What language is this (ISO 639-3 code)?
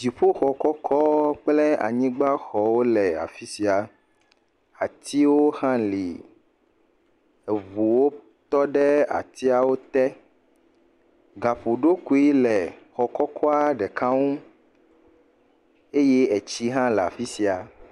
ewe